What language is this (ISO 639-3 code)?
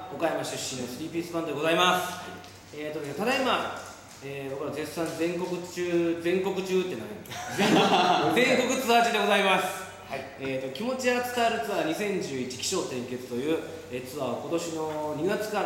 jpn